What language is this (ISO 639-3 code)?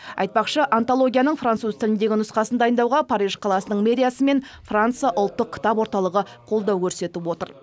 kaz